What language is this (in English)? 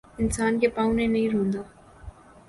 Urdu